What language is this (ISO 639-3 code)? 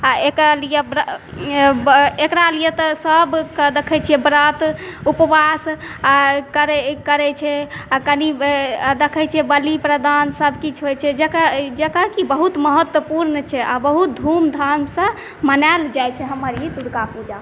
mai